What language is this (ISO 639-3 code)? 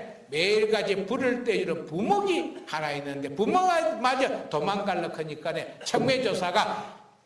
kor